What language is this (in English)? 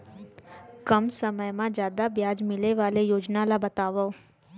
Chhattisgarhi